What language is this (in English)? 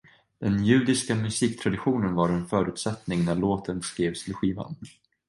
Swedish